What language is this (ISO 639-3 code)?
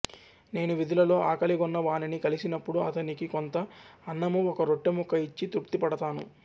tel